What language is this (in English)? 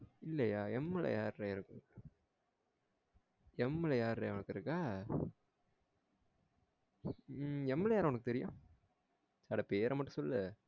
Tamil